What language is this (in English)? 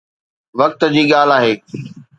Sindhi